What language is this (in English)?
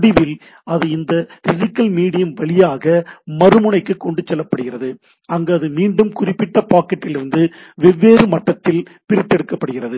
Tamil